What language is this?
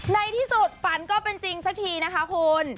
Thai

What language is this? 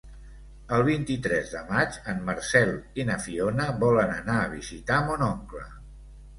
Catalan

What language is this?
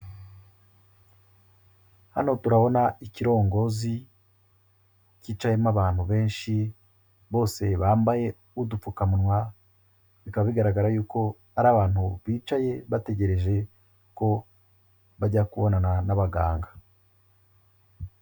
Kinyarwanda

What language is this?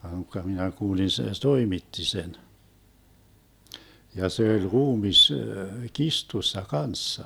Finnish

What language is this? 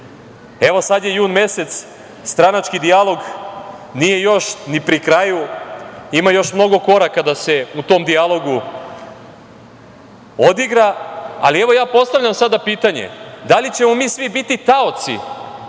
Serbian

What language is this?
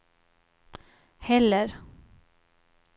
Swedish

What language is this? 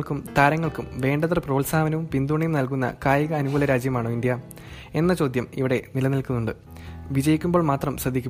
Malayalam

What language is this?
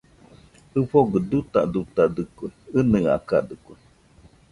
Nüpode Huitoto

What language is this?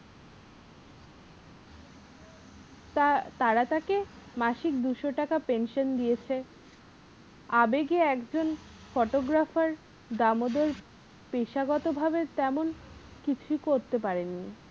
Bangla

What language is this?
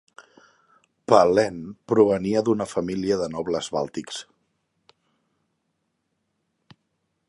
Catalan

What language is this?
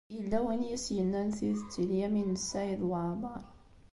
Kabyle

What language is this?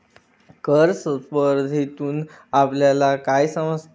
Marathi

